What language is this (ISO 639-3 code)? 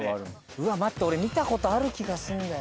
jpn